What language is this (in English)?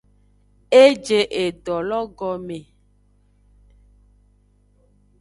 Aja (Benin)